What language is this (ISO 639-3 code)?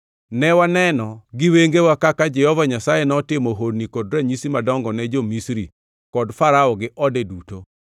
luo